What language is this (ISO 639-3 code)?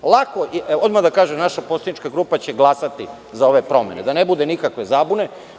srp